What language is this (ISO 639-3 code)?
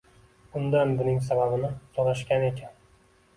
uzb